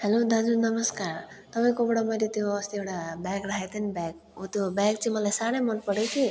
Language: Nepali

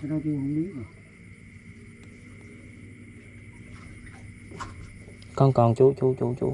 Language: Vietnamese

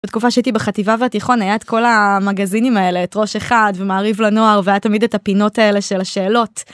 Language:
Hebrew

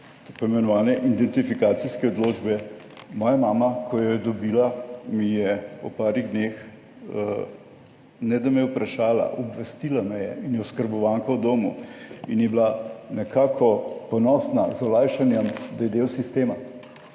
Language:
Slovenian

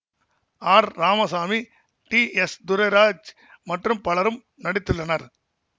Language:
Tamil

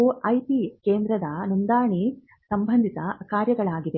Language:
Kannada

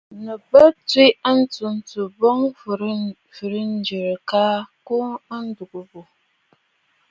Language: Bafut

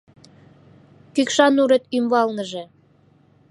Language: Mari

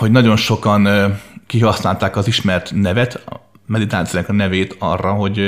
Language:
Hungarian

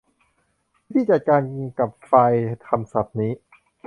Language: Thai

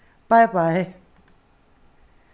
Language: Faroese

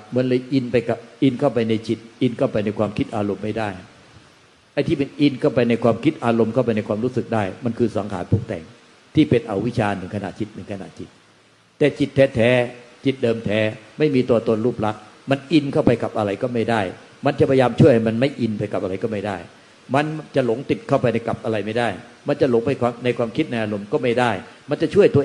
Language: Thai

